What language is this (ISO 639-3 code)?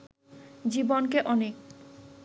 ben